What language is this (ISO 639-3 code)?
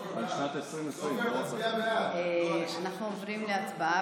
heb